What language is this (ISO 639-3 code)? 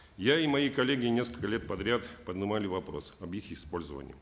kaz